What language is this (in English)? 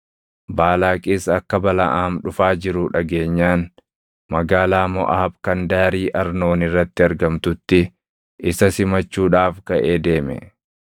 Oromo